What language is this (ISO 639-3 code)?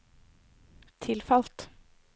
nor